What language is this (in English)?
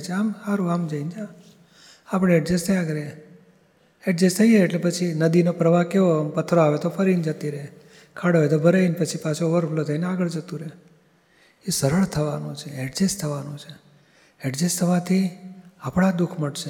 Gujarati